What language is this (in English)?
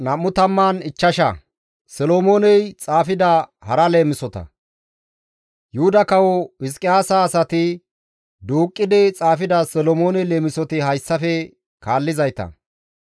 Gamo